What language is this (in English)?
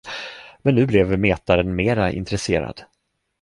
Swedish